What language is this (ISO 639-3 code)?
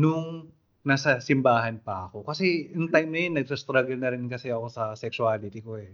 fil